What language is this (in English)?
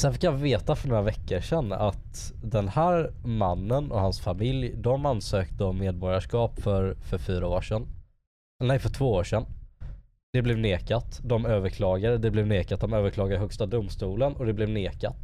Swedish